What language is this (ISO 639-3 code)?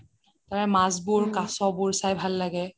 asm